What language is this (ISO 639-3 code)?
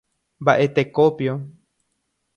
grn